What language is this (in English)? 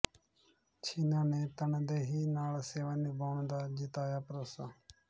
Punjabi